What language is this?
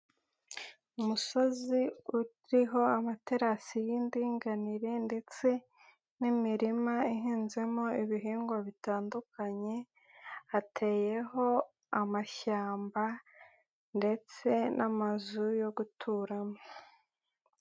Kinyarwanda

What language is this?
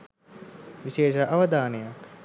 Sinhala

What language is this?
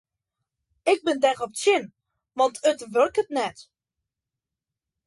Western Frisian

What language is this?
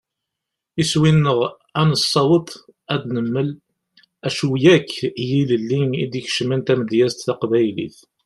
Kabyle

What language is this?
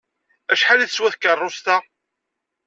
Kabyle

